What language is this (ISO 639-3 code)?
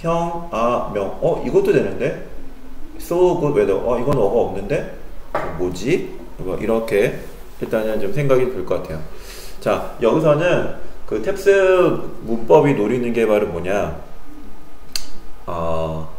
kor